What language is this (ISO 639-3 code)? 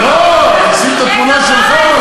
heb